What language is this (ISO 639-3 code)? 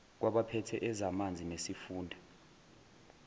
zul